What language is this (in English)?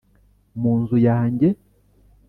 Kinyarwanda